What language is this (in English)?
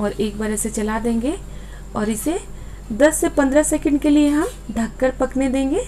Hindi